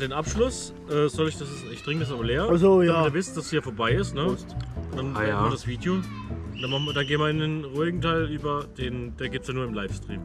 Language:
German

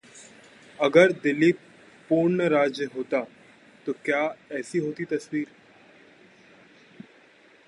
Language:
Hindi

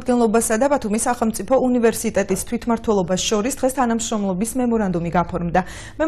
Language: Romanian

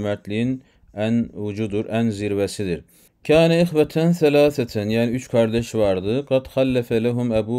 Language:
Turkish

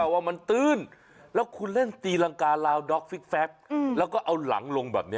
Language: Thai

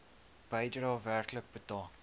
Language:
Afrikaans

